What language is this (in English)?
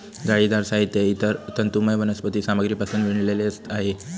Marathi